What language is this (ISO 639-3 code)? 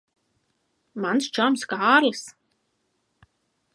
lav